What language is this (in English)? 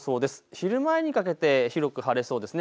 Japanese